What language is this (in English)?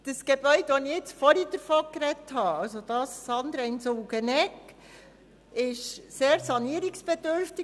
Swiss German